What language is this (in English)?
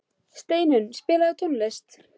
Icelandic